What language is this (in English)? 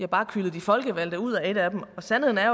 Danish